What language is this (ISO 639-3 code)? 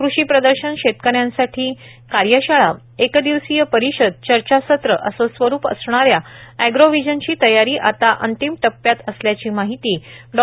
mar